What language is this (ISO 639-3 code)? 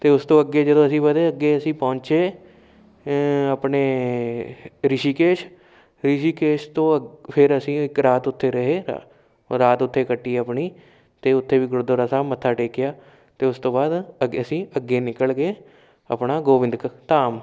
pan